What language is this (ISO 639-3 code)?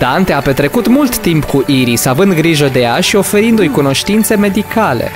ron